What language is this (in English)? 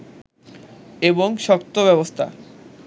Bangla